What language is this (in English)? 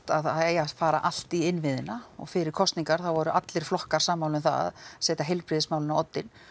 Icelandic